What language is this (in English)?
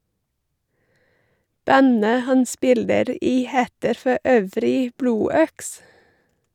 Norwegian